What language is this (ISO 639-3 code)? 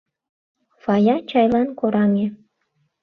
chm